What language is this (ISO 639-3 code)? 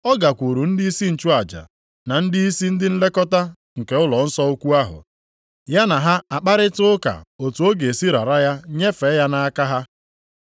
ibo